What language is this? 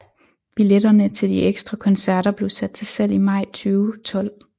Danish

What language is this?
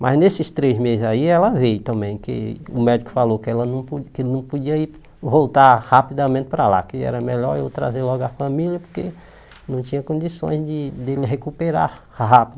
Portuguese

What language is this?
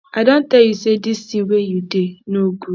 Nigerian Pidgin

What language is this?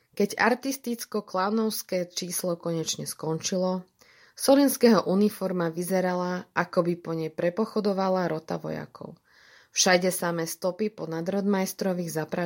Slovak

